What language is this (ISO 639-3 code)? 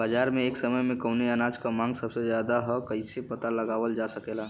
bho